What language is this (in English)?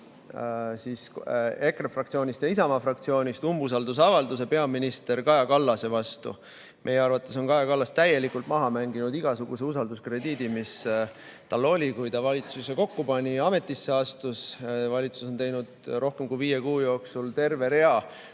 Estonian